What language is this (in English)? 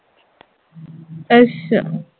Punjabi